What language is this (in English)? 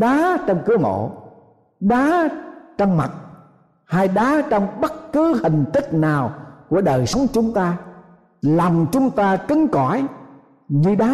Vietnamese